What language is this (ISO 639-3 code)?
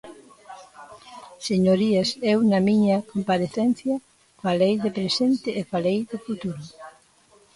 glg